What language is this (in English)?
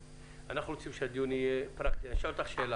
Hebrew